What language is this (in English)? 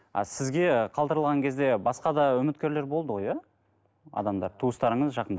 Kazakh